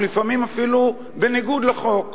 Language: Hebrew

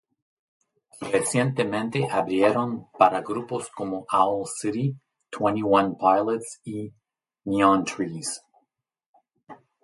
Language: Spanish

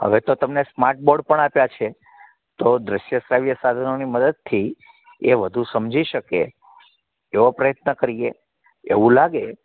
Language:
Gujarati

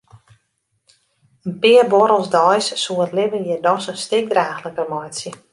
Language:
Western Frisian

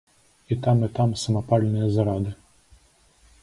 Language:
Belarusian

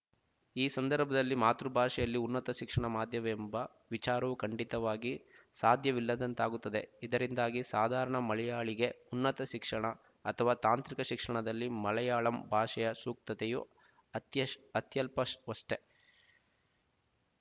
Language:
Kannada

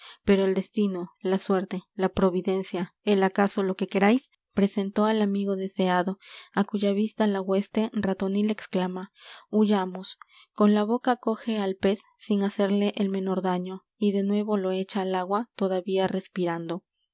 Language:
Spanish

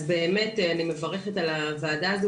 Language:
Hebrew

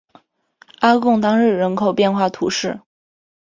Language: Chinese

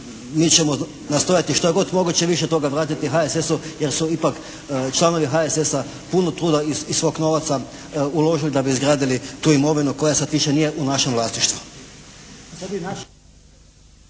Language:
Croatian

